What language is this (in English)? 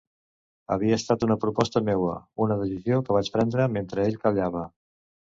Catalan